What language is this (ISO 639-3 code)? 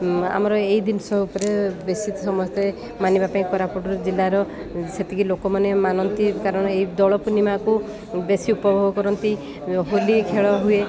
ori